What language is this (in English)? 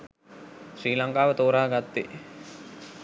Sinhala